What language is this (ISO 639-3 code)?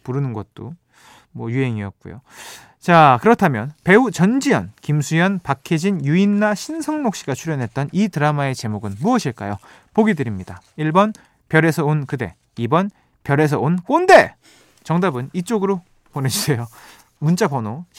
kor